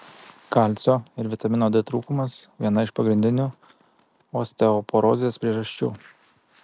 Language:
Lithuanian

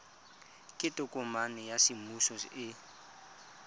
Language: Tswana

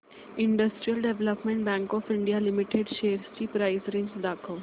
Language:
Marathi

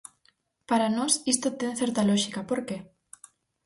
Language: Galician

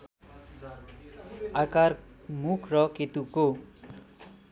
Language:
Nepali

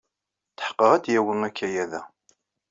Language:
Kabyle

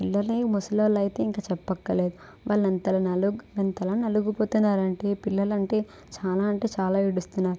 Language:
Telugu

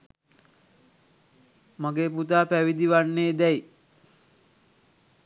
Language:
Sinhala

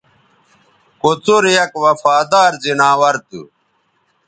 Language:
Bateri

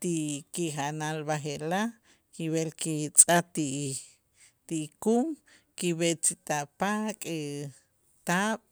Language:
Itzá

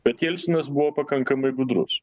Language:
Lithuanian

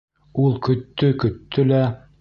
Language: Bashkir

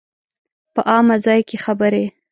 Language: Pashto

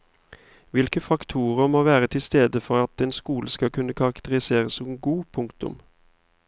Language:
Norwegian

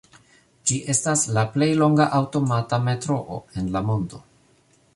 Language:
Esperanto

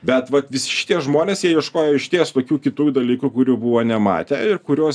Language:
Lithuanian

